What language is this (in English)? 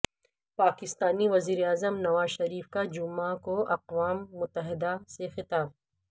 Urdu